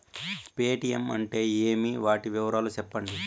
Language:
Telugu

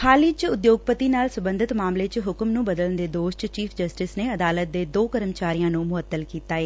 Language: Punjabi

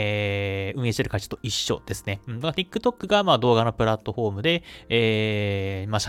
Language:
Japanese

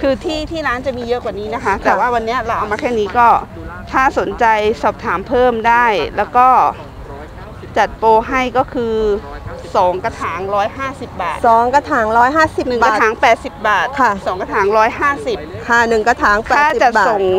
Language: Thai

